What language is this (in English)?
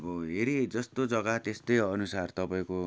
Nepali